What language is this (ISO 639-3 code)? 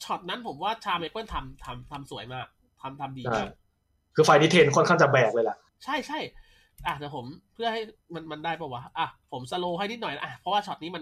tha